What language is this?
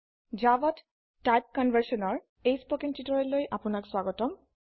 Assamese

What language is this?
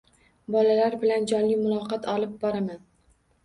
Uzbek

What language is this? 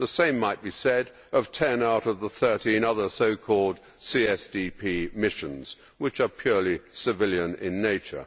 English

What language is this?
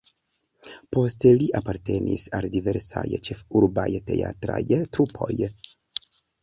Esperanto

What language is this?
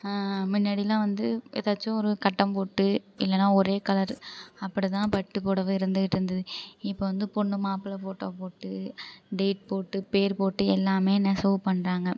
Tamil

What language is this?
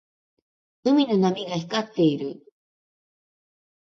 Japanese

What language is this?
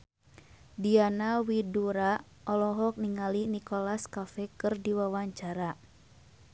Sundanese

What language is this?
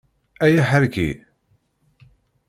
Kabyle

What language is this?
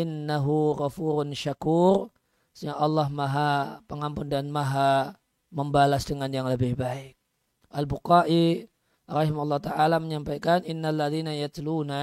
Indonesian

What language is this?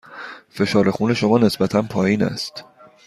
Persian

